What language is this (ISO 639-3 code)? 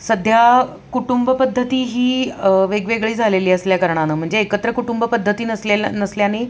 mar